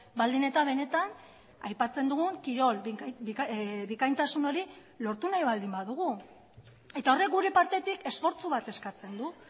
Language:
Basque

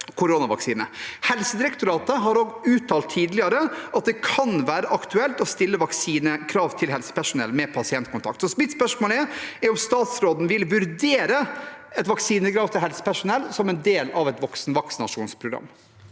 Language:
Norwegian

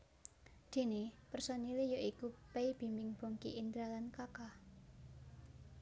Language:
Javanese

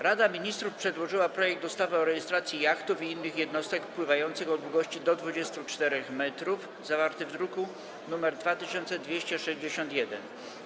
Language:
Polish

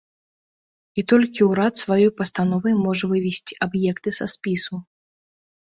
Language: Belarusian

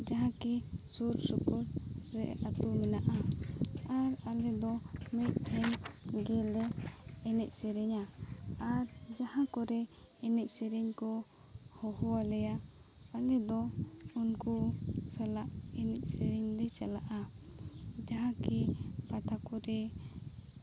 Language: Santali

